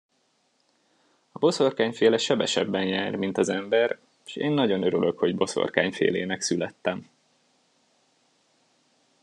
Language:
Hungarian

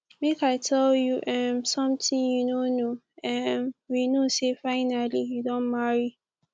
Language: Nigerian Pidgin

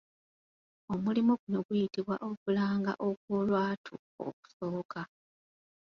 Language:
Ganda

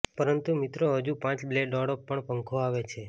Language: Gujarati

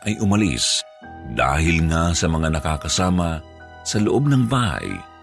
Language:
Filipino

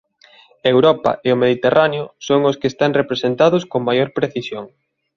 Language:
Galician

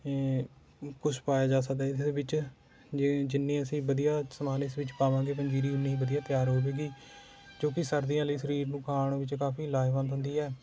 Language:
Punjabi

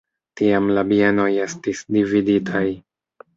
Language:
Esperanto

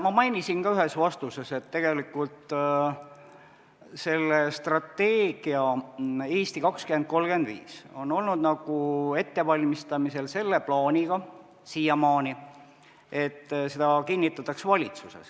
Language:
Estonian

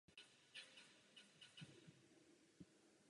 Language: Czech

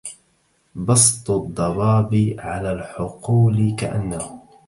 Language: Arabic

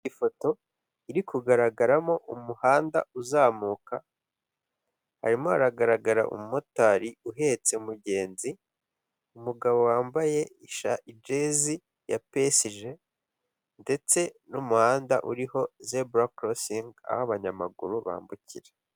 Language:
Kinyarwanda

